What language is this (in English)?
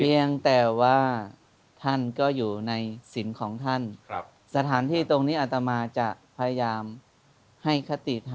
Thai